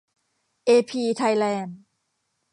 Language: Thai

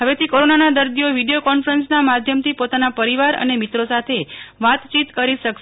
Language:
Gujarati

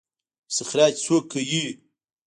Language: Pashto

